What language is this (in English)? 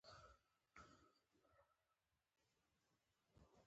Pashto